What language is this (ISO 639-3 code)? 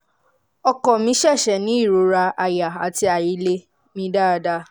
yor